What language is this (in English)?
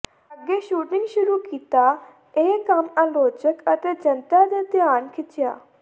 Punjabi